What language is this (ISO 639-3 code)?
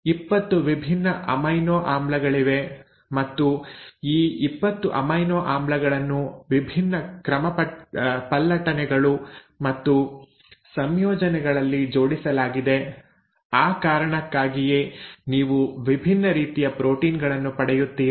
kan